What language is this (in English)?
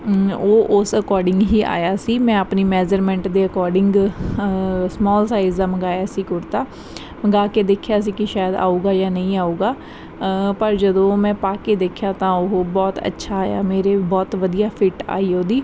Punjabi